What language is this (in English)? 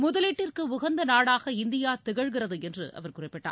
Tamil